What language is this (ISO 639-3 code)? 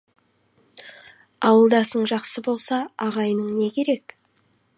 kaz